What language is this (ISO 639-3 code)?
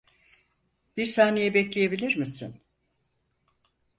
tur